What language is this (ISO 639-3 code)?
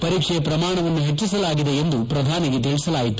kan